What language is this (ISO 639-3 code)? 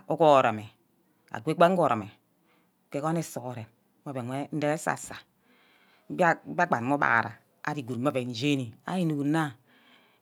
byc